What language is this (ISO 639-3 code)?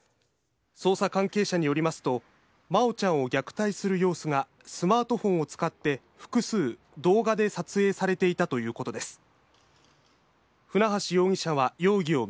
jpn